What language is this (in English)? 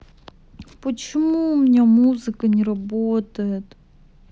Russian